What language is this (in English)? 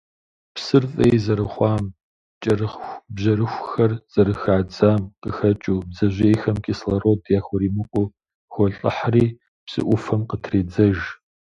Kabardian